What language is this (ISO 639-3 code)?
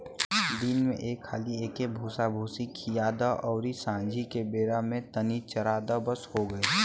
bho